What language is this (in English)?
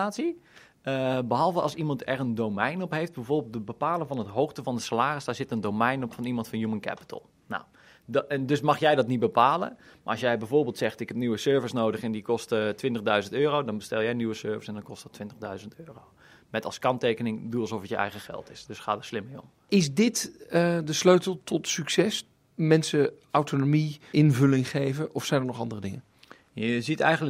Dutch